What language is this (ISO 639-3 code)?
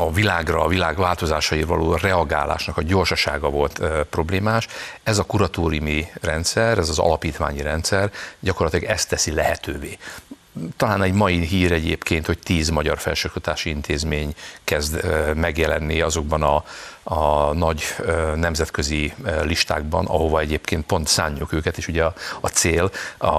hun